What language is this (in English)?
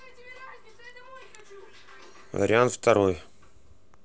Russian